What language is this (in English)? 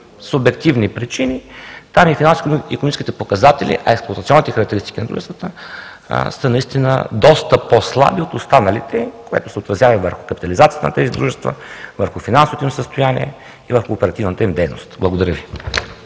Bulgarian